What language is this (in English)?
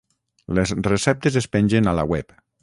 Catalan